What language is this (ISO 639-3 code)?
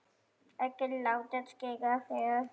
isl